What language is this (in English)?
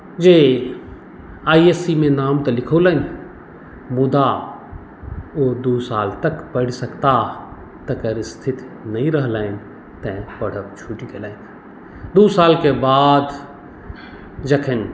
Maithili